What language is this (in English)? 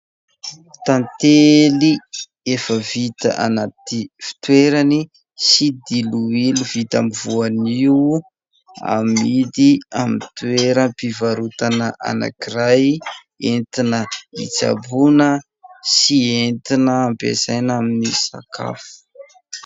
Malagasy